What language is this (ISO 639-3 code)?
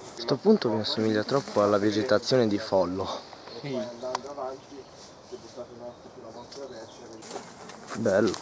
ita